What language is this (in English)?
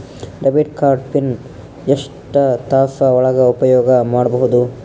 Kannada